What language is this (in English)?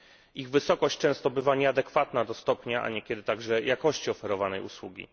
Polish